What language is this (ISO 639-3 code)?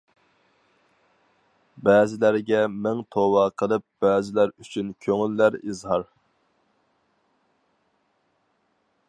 uig